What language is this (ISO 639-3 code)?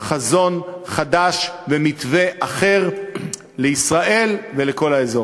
heb